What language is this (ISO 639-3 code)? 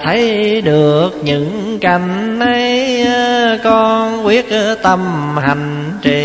vie